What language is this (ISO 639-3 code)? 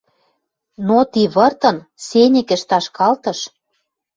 mrj